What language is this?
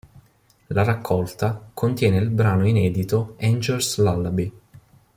Italian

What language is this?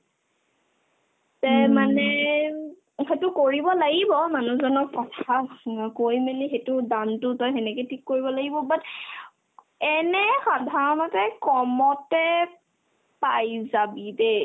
Assamese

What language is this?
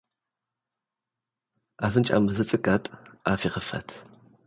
Tigrinya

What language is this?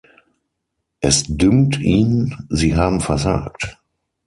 German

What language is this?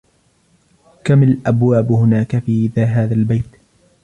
Arabic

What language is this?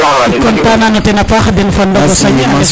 Serer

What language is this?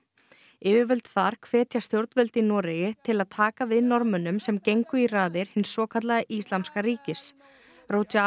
Icelandic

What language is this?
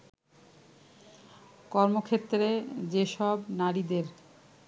Bangla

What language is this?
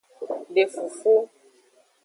Aja (Benin)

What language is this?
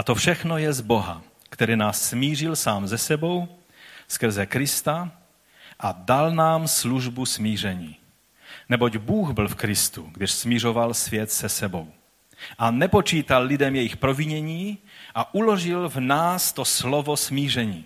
Czech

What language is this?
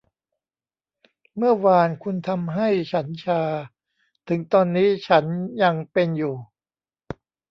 Thai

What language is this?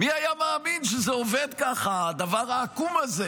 Hebrew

